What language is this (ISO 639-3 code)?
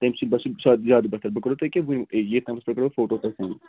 kas